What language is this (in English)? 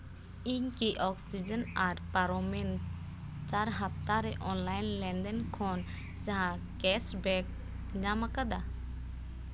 Santali